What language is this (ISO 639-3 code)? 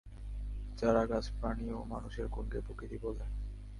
ben